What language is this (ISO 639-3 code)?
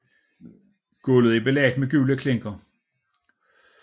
dan